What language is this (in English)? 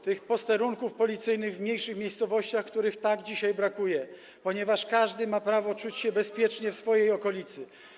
Polish